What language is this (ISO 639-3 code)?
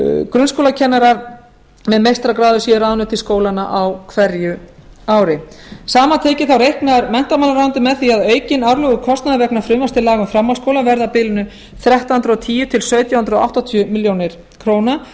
isl